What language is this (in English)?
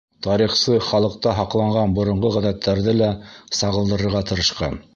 Bashkir